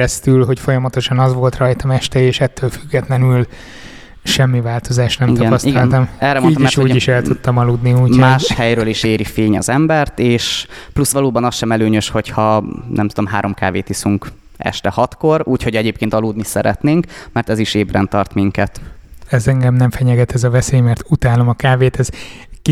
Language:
Hungarian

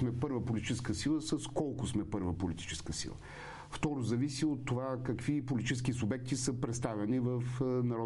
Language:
Bulgarian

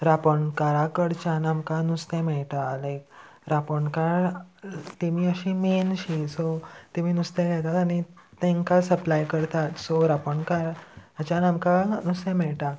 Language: Konkani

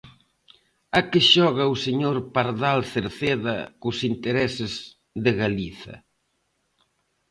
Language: Galician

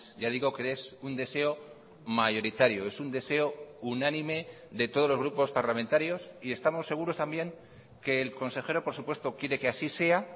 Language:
Spanish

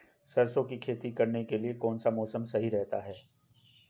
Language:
Hindi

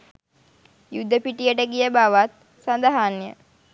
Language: Sinhala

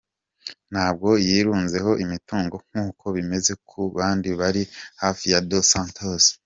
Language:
Kinyarwanda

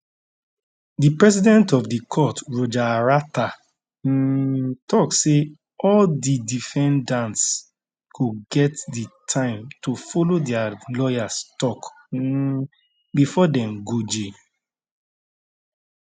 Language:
Nigerian Pidgin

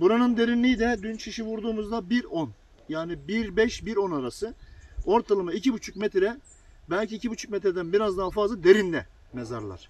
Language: Turkish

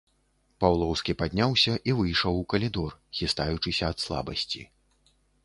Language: Belarusian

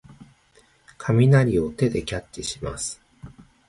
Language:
Japanese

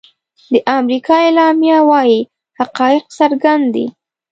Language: Pashto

